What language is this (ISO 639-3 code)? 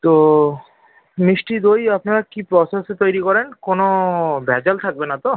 ben